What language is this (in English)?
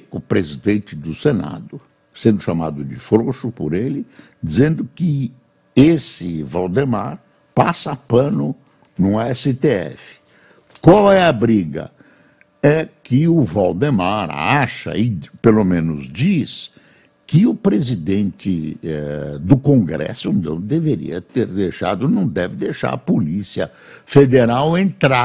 Portuguese